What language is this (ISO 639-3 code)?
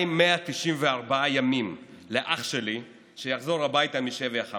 heb